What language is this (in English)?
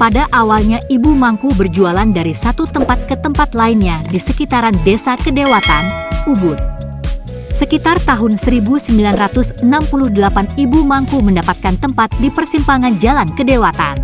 Indonesian